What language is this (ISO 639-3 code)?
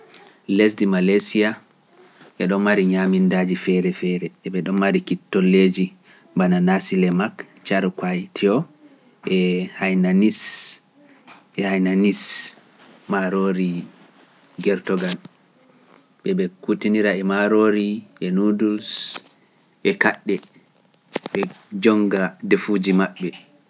fuf